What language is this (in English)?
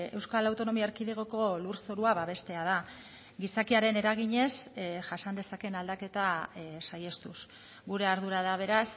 Basque